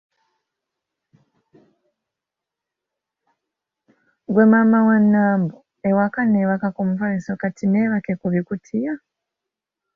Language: Ganda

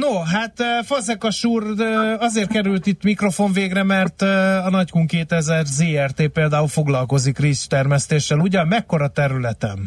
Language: Hungarian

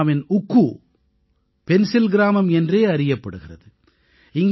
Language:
Tamil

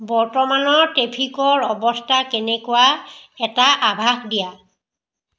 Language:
Assamese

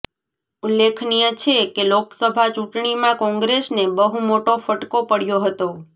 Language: Gujarati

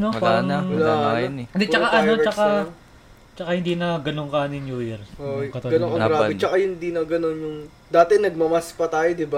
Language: Filipino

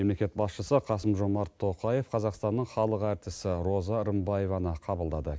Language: Kazakh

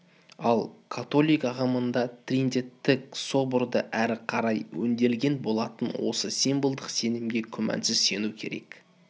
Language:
Kazakh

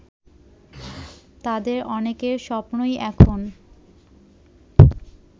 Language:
Bangla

